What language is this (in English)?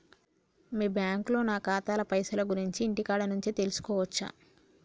Telugu